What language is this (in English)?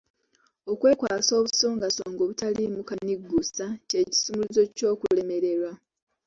Ganda